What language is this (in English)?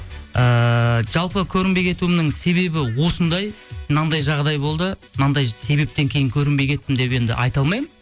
Kazakh